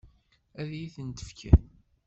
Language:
Kabyle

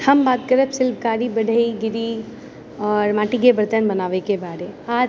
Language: Maithili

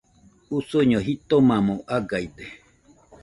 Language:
Nüpode Huitoto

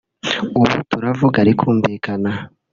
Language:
Kinyarwanda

